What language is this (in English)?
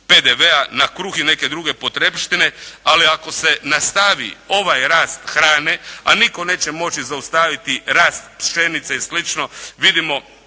Croatian